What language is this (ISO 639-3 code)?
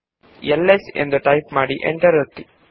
kan